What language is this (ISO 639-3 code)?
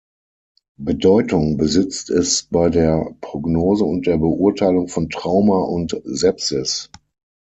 deu